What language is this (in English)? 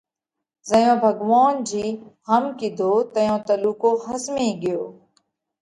Parkari Koli